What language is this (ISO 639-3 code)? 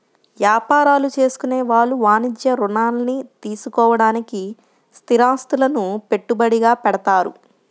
tel